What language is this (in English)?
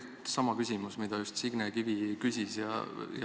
Estonian